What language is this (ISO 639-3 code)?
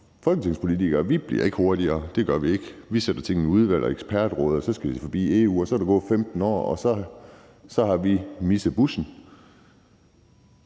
dan